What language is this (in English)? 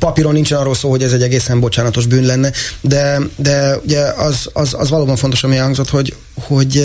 Hungarian